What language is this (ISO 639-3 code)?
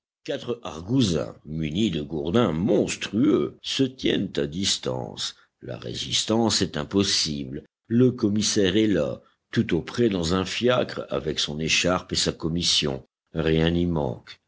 fra